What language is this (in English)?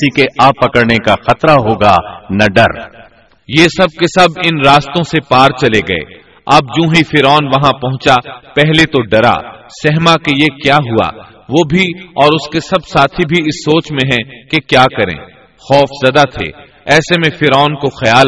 Urdu